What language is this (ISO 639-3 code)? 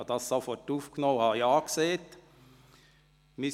gsw